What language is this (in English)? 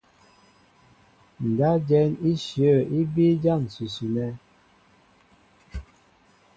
Mbo (Cameroon)